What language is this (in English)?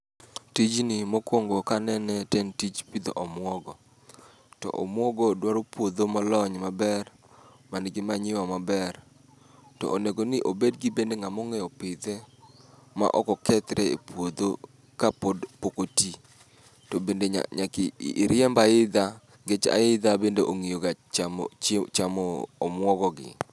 Luo (Kenya and Tanzania)